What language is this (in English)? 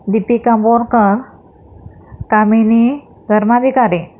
Marathi